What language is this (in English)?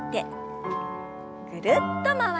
Japanese